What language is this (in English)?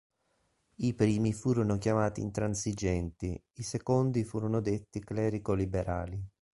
Italian